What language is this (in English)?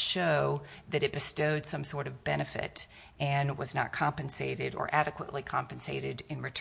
English